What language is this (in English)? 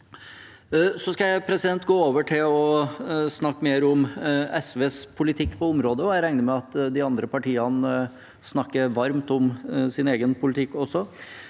Norwegian